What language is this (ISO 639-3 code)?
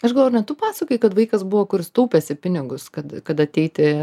lit